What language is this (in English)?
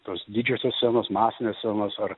Lithuanian